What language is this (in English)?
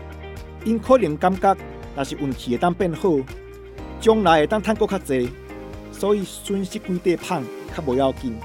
Chinese